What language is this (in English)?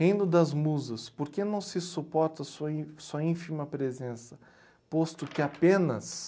Portuguese